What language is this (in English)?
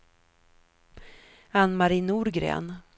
Swedish